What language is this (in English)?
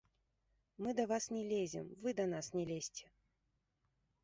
Belarusian